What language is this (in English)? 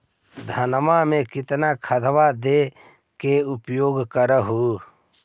Magahi